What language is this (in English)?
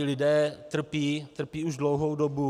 Czech